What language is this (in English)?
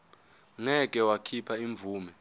Zulu